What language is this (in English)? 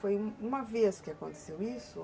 Portuguese